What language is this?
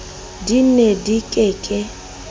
Southern Sotho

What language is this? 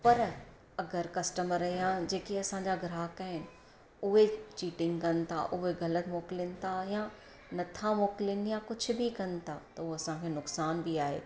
Sindhi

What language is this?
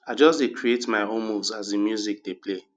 Nigerian Pidgin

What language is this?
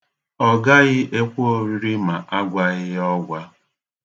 Igbo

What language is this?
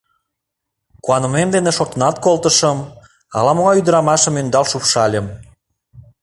Mari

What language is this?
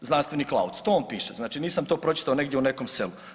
Croatian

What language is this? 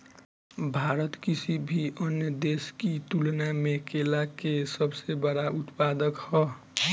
Bhojpuri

